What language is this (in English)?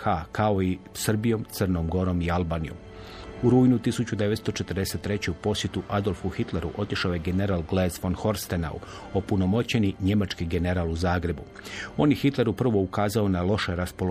Croatian